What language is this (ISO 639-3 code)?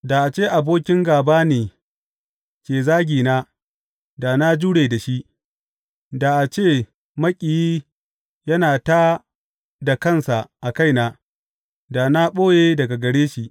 hau